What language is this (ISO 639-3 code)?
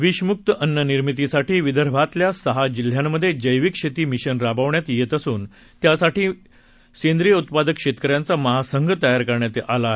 mar